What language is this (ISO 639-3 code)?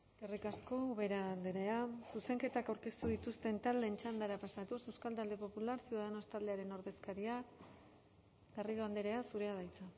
eus